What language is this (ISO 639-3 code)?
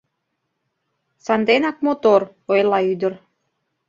chm